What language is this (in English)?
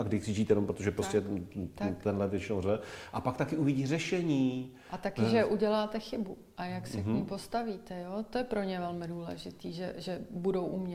Czech